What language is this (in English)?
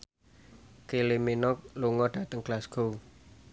Javanese